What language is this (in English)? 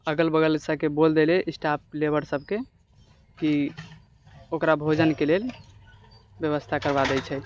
Maithili